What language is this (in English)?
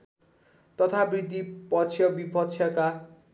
Nepali